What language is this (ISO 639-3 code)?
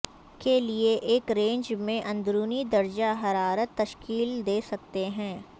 urd